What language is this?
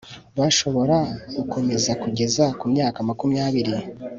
Kinyarwanda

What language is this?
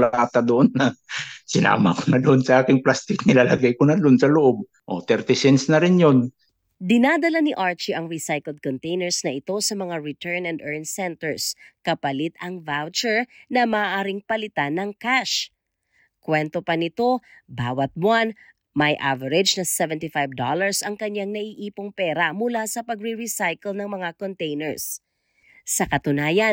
Filipino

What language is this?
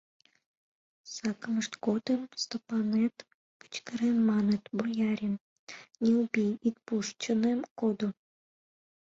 Mari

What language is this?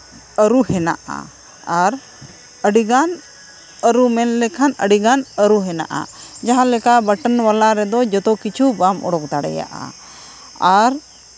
Santali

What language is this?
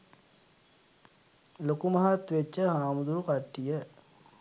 Sinhala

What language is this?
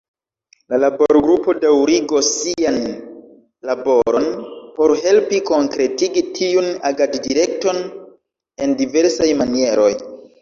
Esperanto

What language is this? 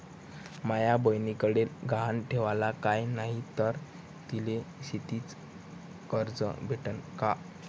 Marathi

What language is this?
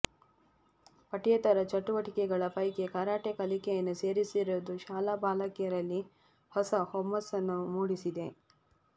Kannada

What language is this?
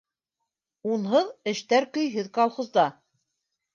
Bashkir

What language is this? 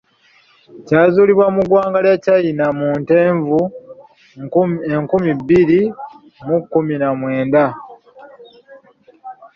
Ganda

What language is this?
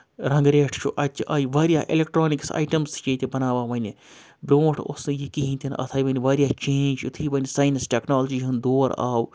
Kashmiri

